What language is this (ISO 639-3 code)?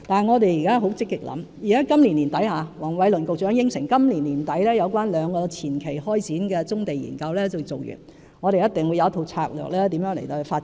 yue